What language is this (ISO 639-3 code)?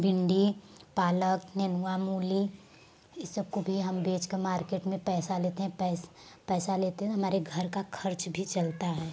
hin